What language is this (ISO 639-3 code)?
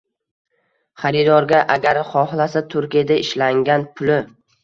uzb